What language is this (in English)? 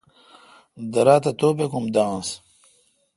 Kalkoti